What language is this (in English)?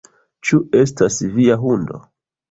Esperanto